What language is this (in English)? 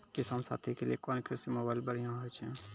Maithili